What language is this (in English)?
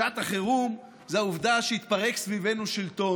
Hebrew